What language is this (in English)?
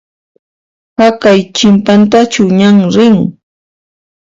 Puno Quechua